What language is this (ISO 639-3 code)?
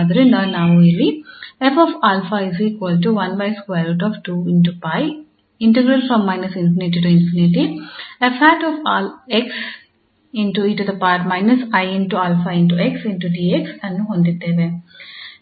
kan